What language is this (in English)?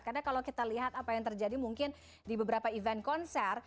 Indonesian